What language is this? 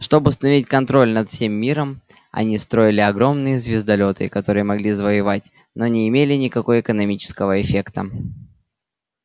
Russian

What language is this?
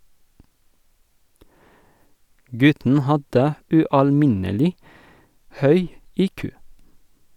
Norwegian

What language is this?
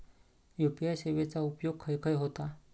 Marathi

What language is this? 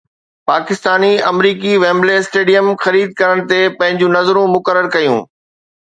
Sindhi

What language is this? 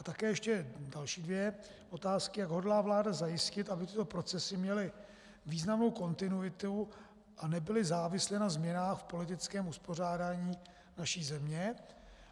Czech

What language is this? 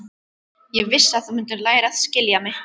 Icelandic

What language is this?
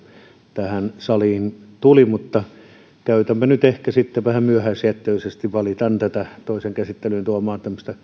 Finnish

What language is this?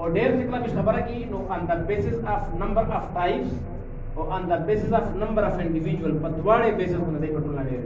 Indonesian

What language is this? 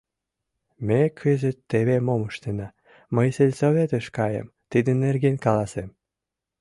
Mari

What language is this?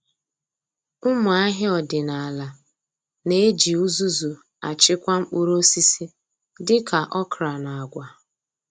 Igbo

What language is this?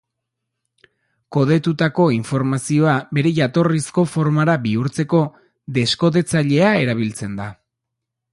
Basque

